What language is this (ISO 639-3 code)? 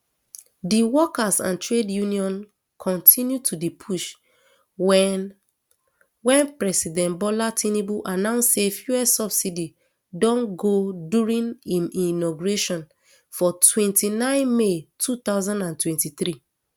pcm